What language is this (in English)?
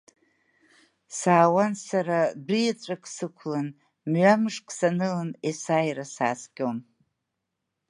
Abkhazian